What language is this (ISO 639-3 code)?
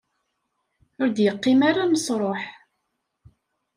kab